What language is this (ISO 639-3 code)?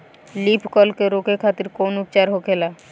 bho